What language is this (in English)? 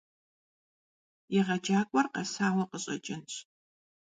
Kabardian